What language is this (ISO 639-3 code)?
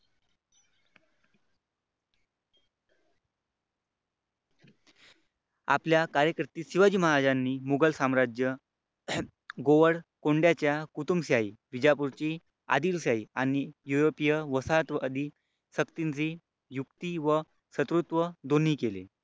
mar